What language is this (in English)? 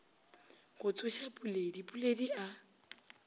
Northern Sotho